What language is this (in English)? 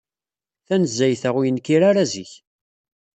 Kabyle